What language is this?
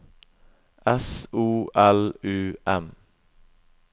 Norwegian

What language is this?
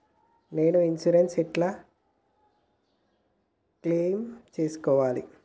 Telugu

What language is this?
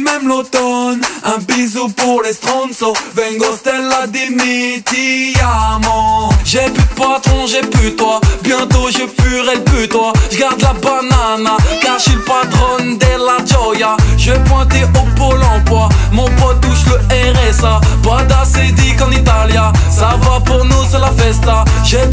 Romanian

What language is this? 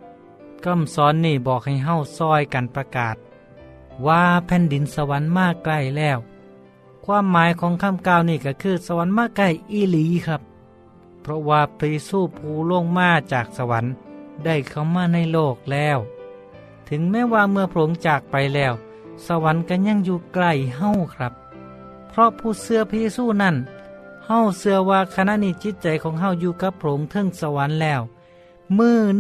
Thai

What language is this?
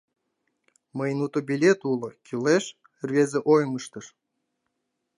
Mari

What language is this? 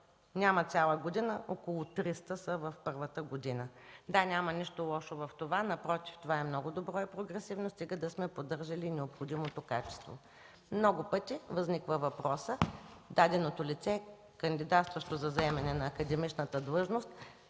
Bulgarian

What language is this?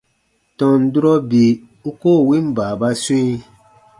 Baatonum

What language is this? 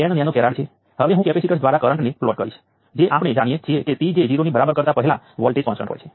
Gujarati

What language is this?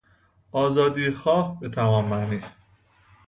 Persian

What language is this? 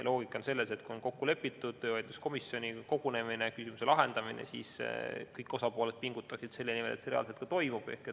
Estonian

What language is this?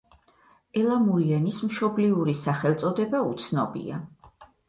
Georgian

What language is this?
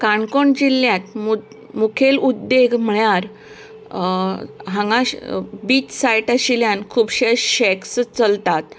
Konkani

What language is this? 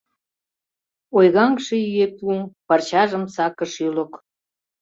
Mari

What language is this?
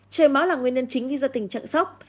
Vietnamese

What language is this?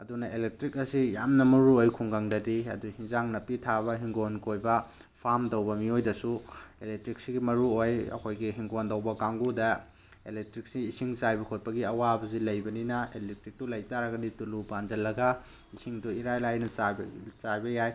Manipuri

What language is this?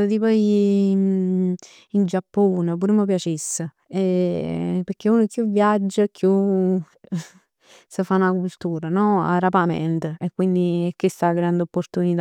Neapolitan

